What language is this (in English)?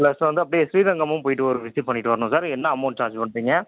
Tamil